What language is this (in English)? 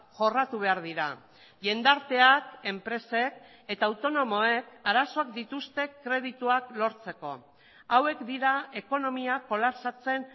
Basque